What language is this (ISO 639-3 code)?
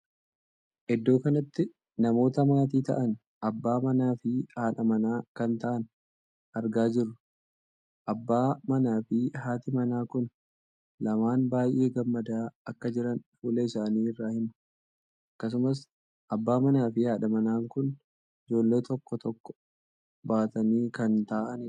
orm